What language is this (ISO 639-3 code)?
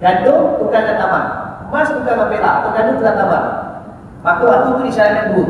msa